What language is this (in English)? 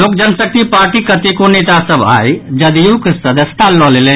Maithili